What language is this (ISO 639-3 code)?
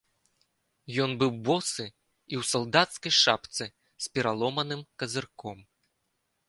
bel